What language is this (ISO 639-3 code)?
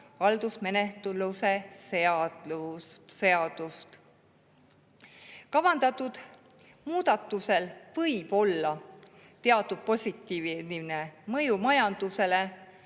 est